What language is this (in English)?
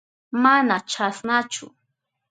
Southern Pastaza Quechua